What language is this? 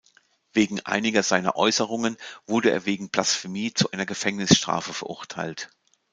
German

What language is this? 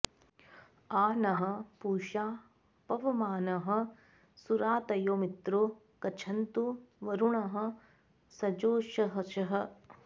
Sanskrit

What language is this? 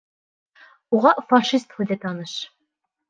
Bashkir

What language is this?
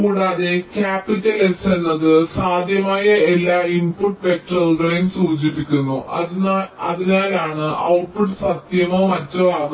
Malayalam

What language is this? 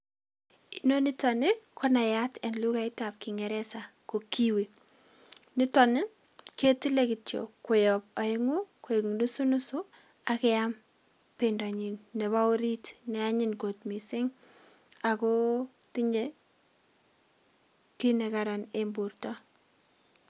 Kalenjin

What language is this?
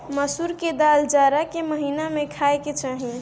Bhojpuri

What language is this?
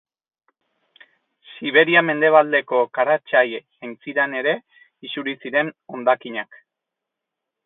Basque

